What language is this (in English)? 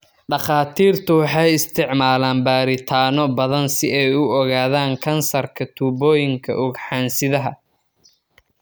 Somali